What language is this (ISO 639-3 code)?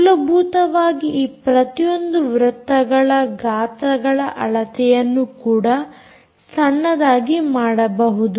kan